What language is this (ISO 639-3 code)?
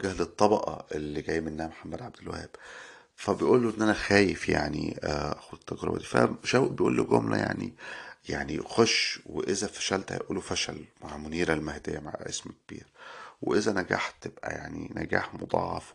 ara